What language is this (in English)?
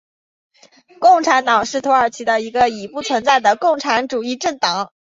Chinese